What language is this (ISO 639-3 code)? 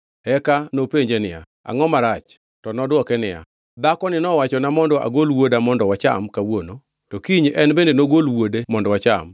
luo